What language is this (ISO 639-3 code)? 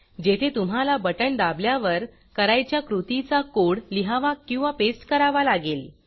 mar